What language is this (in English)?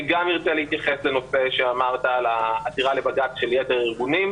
Hebrew